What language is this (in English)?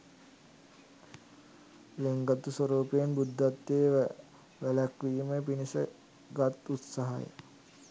Sinhala